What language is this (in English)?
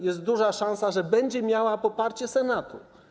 Polish